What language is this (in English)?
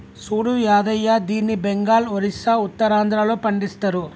Telugu